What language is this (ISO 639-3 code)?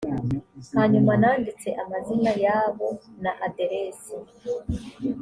kin